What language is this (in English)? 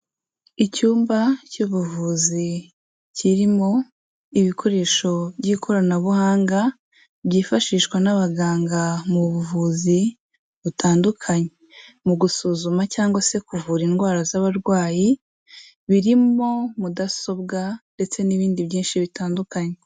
Kinyarwanda